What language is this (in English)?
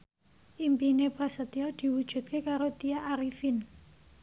Javanese